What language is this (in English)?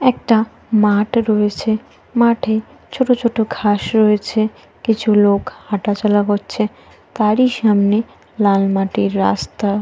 Bangla